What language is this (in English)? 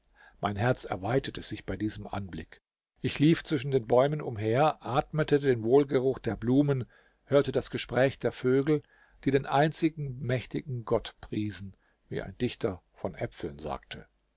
German